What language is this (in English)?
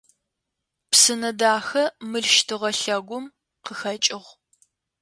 Adyghe